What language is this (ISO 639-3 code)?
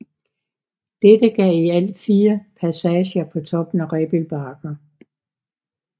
dan